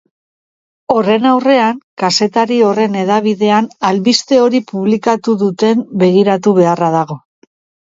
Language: Basque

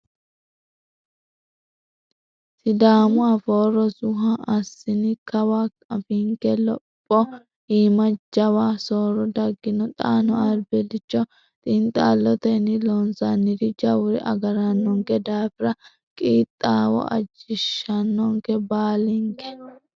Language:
Sidamo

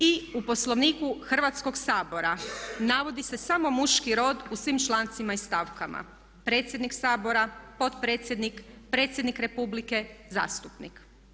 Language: Croatian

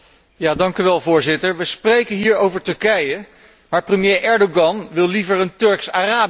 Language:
Dutch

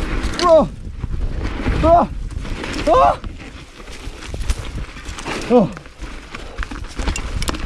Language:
Spanish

